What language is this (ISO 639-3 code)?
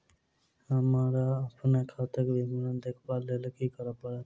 mai